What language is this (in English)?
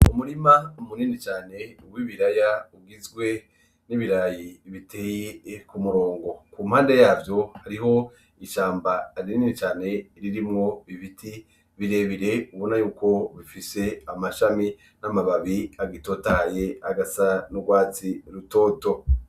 Rundi